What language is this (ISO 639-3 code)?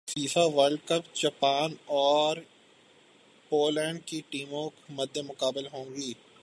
urd